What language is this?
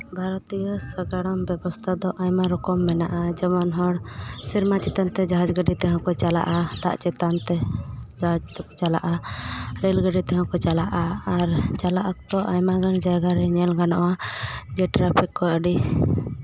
Santali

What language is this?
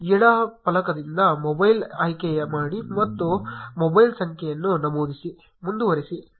Kannada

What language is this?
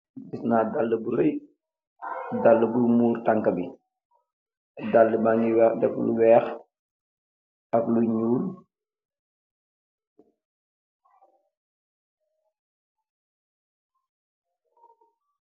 Wolof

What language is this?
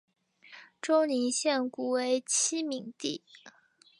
Chinese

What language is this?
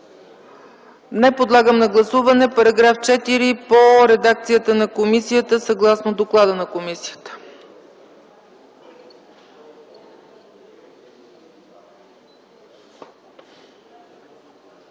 Bulgarian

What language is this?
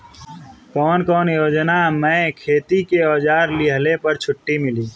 Bhojpuri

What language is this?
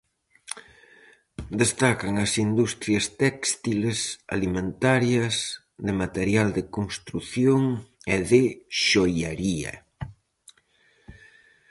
Galician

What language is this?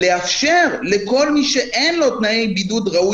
Hebrew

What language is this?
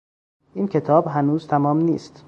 Persian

